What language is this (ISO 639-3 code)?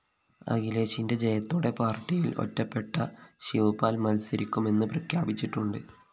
mal